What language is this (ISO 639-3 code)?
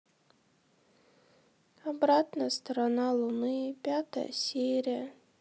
rus